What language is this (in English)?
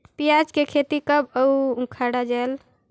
Chhattisgarhi